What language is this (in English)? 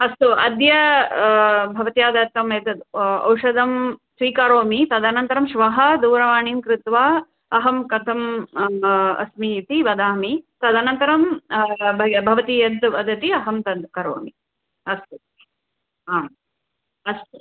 Sanskrit